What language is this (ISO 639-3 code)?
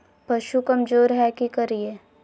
mag